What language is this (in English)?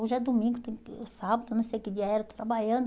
Portuguese